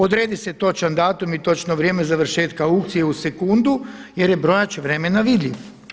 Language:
Croatian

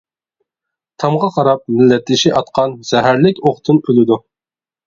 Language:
Uyghur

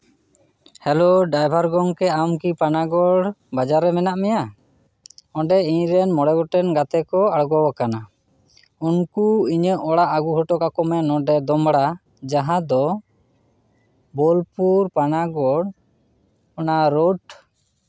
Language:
Santali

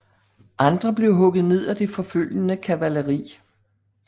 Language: Danish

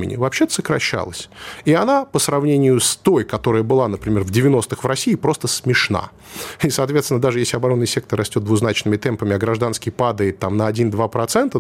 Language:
Russian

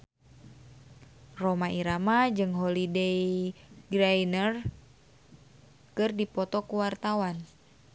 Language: Sundanese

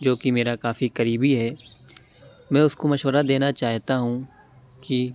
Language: Urdu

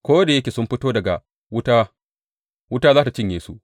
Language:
Hausa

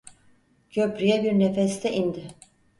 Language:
Turkish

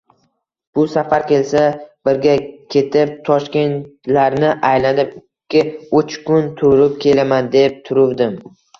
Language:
Uzbek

